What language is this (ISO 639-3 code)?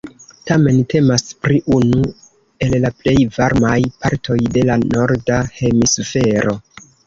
epo